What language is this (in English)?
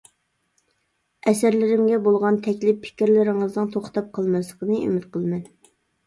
Uyghur